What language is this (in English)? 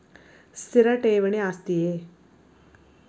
Kannada